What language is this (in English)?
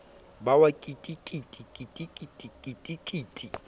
Southern Sotho